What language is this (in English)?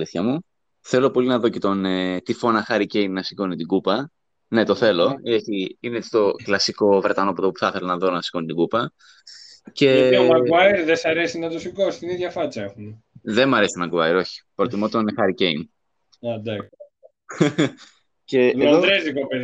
Greek